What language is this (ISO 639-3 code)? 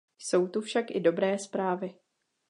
ces